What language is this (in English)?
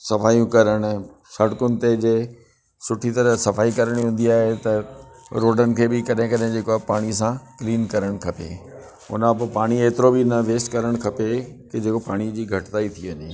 Sindhi